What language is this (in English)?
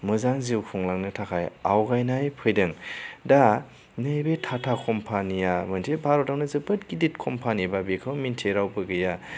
Bodo